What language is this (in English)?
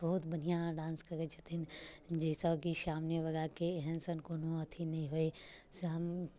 Maithili